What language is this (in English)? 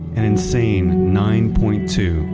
English